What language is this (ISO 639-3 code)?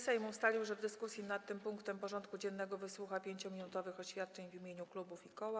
pol